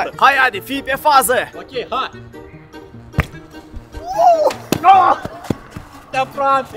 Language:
Romanian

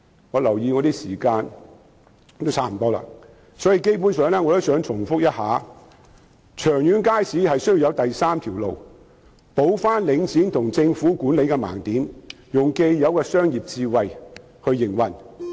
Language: Cantonese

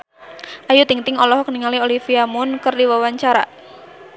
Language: Sundanese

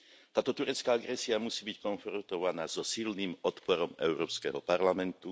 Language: Slovak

